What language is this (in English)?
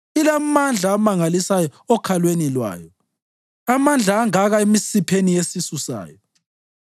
North Ndebele